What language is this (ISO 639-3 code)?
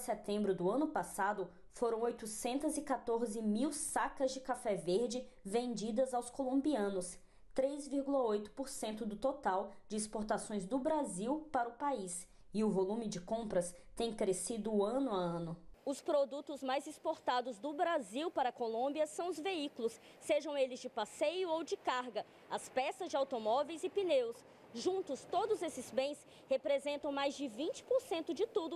por